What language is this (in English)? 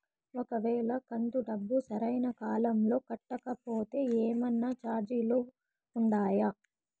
Telugu